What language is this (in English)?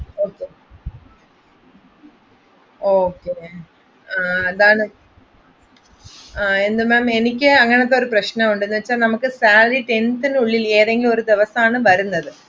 Malayalam